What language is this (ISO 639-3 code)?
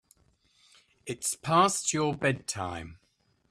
eng